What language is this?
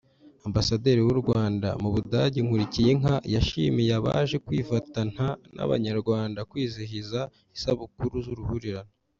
Kinyarwanda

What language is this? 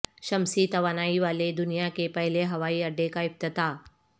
Urdu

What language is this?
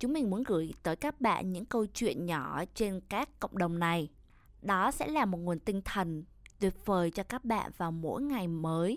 Vietnamese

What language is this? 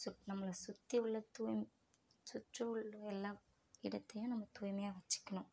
Tamil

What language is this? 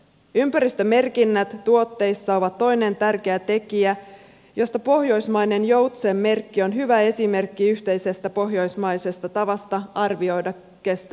Finnish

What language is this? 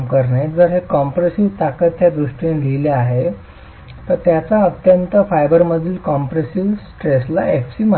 Marathi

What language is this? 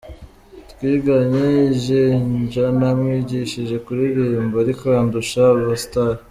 Kinyarwanda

